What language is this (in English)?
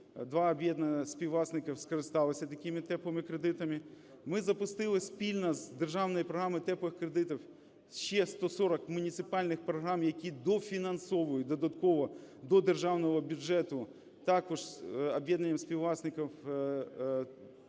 Ukrainian